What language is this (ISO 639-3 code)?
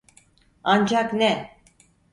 tur